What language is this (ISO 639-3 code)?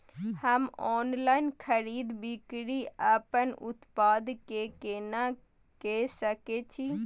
mai